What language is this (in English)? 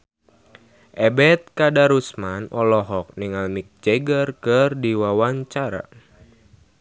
Sundanese